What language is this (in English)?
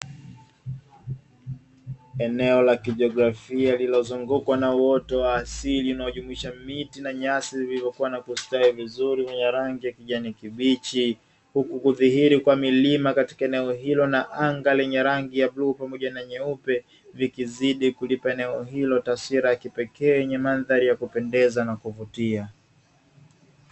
Swahili